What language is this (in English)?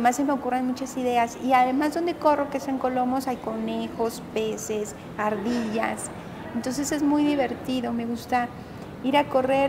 Spanish